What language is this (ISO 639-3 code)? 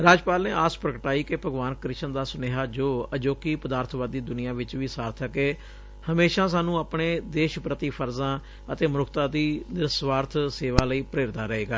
pan